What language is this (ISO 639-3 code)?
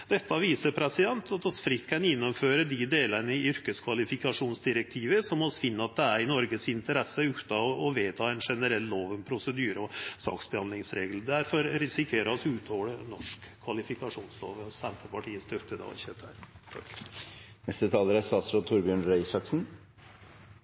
nor